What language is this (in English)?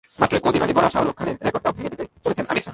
Bangla